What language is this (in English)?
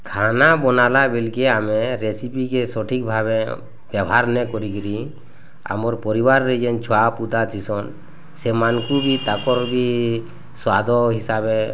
Odia